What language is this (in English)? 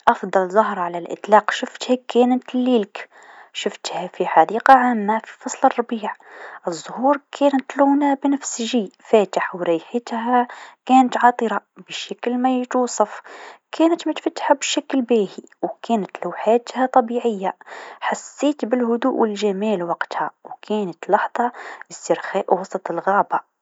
Tunisian Arabic